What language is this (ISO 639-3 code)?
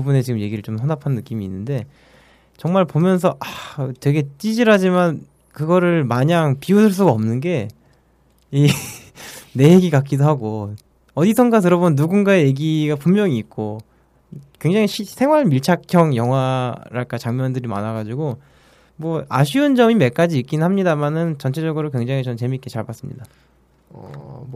kor